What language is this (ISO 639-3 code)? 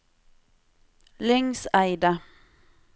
nor